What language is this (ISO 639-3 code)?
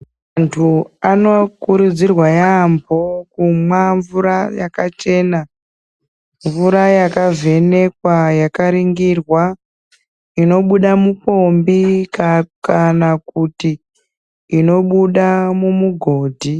ndc